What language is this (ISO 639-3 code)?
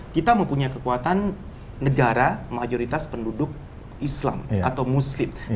ind